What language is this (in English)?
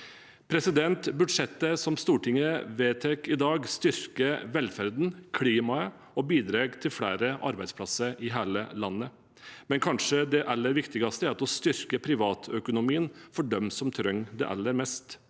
Norwegian